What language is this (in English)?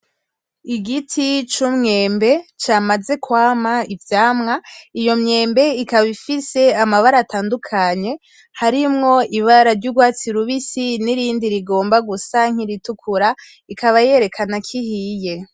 Rundi